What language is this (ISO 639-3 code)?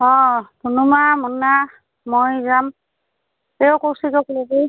asm